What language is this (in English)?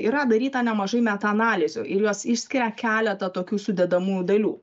Lithuanian